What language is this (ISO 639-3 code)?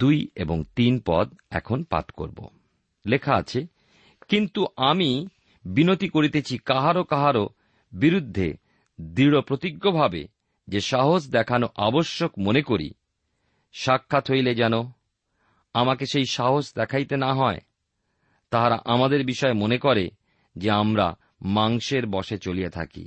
ben